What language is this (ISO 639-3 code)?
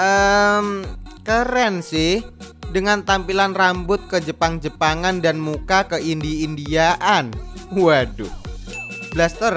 ind